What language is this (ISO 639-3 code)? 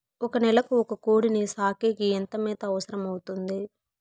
tel